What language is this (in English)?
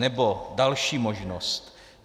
Czech